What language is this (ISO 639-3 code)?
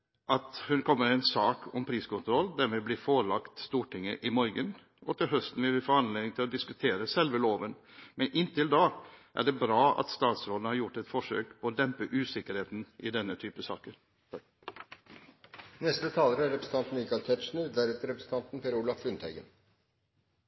nob